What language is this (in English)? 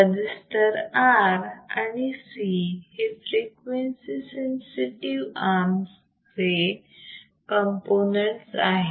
Marathi